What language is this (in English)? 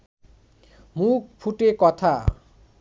Bangla